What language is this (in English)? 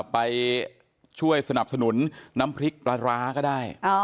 Thai